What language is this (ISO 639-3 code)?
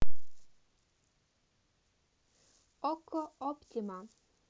rus